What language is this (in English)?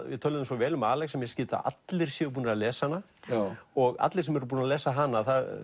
Icelandic